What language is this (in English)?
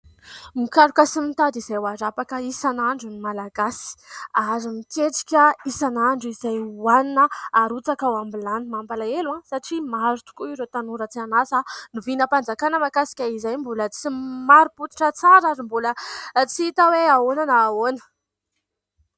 Malagasy